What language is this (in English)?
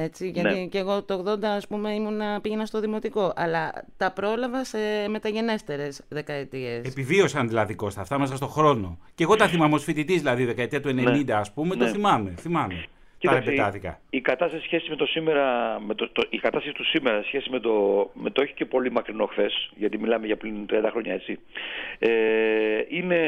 Greek